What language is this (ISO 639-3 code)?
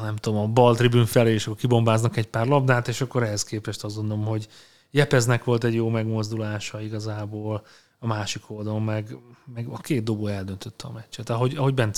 hun